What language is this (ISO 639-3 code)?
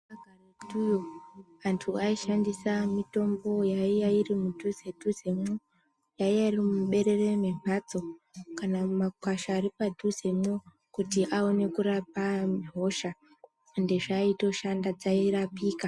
ndc